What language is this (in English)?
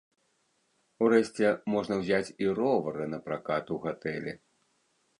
Belarusian